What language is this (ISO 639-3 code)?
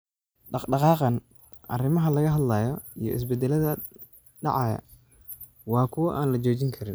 som